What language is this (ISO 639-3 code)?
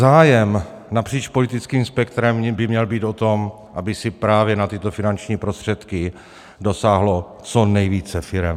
ces